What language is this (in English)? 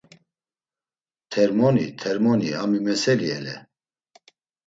Laz